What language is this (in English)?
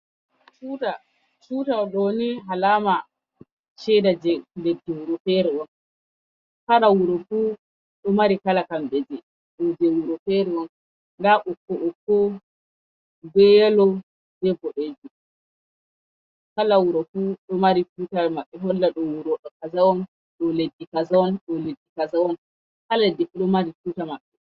Fula